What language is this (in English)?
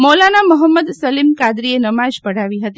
Gujarati